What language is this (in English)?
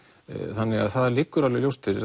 Icelandic